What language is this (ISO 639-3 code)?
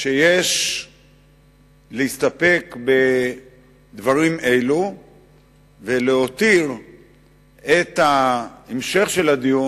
heb